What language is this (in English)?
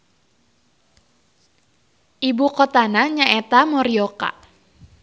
Sundanese